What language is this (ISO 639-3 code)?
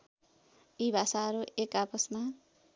nep